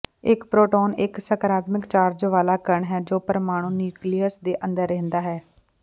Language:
Punjabi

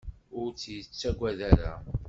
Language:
Kabyle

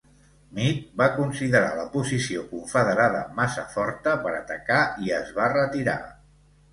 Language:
Catalan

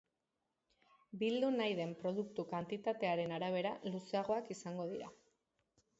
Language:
Basque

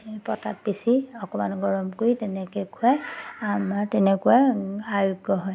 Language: Assamese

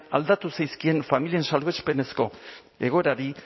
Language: Basque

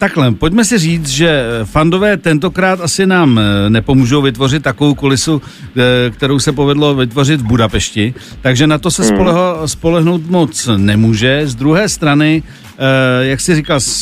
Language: Czech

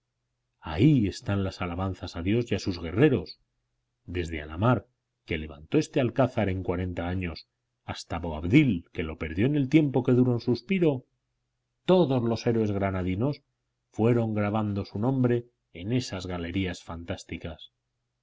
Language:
Spanish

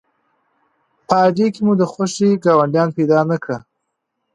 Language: Pashto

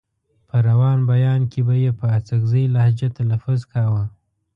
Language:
Pashto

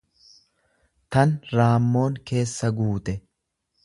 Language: Oromo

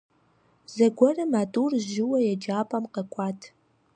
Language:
Kabardian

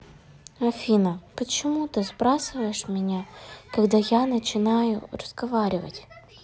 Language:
Russian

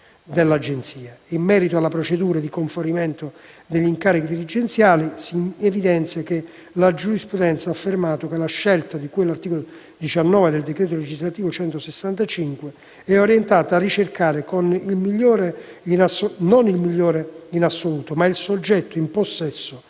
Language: Italian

